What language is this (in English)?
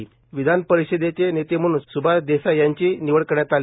Marathi